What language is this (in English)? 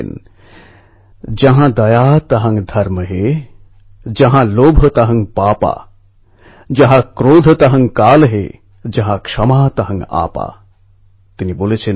Bangla